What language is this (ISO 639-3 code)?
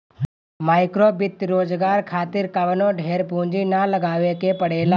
bho